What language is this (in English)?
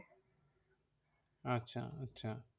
Bangla